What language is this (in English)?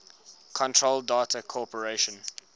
English